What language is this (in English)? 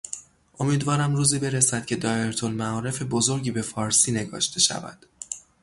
Persian